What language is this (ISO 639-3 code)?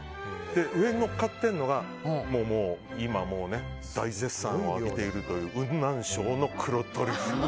jpn